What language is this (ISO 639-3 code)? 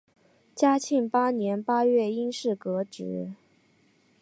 zho